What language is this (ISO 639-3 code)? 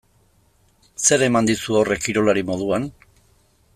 eus